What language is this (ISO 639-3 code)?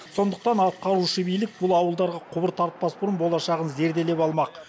kaz